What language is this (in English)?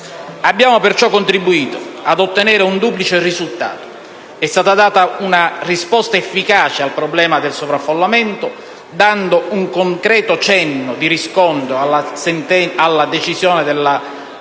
Italian